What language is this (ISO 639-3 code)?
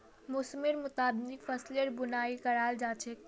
mag